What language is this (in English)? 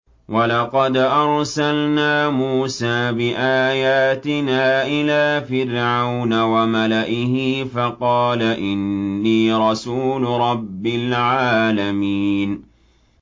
Arabic